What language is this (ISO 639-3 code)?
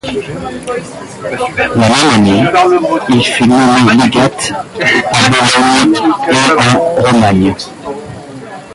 fra